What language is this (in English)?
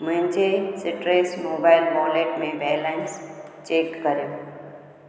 Sindhi